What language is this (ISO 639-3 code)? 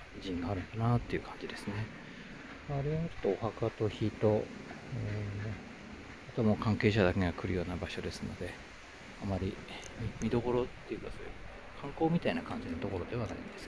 jpn